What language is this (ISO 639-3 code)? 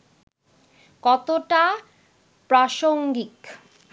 ben